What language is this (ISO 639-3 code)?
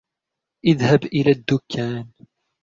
ara